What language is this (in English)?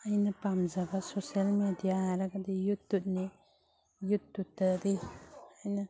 Manipuri